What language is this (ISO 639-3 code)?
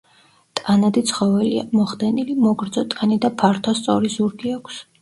kat